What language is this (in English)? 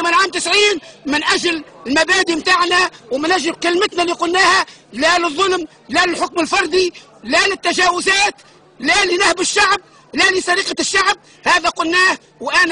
Arabic